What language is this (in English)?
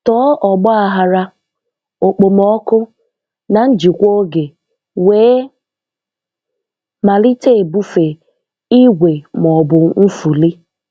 Igbo